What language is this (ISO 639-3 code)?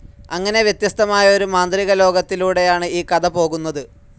mal